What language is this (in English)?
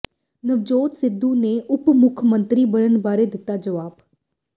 Punjabi